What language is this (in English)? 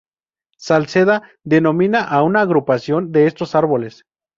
Spanish